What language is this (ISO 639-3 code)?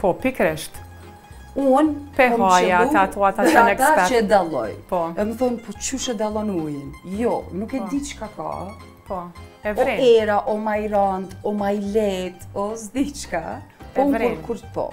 ron